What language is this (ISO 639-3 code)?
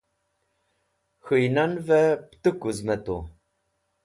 wbl